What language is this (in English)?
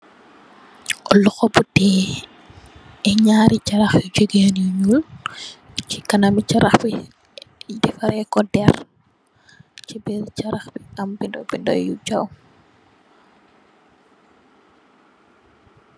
Wolof